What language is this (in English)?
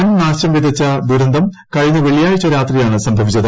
Malayalam